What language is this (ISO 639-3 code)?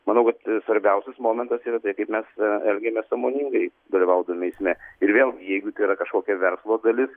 lit